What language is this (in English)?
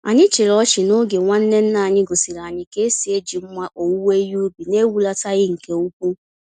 Igbo